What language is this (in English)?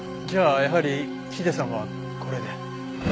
Japanese